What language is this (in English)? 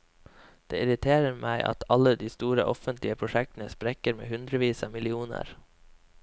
Norwegian